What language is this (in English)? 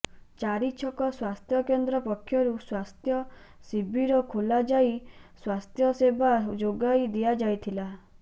Odia